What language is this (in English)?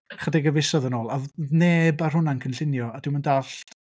Welsh